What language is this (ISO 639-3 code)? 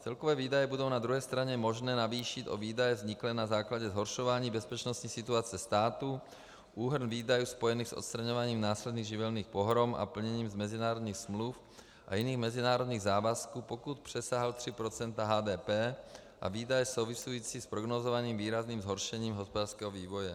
ces